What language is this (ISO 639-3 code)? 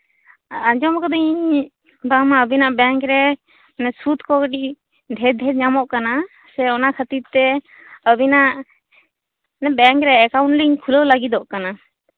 sat